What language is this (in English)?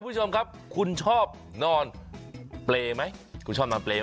Thai